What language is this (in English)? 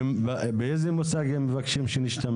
Hebrew